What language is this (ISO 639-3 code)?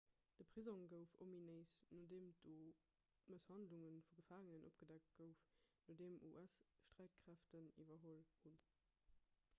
ltz